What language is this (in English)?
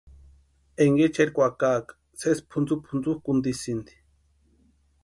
Western Highland Purepecha